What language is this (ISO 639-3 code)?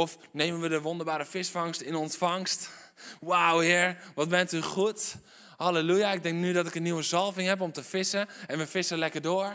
nld